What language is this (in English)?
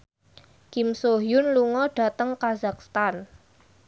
Javanese